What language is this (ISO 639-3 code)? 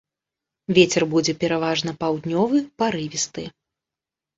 bel